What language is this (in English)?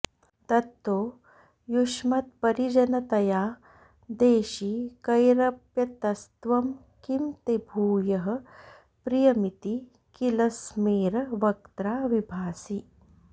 Sanskrit